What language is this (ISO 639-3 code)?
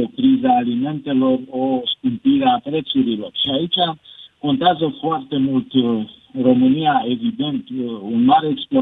ron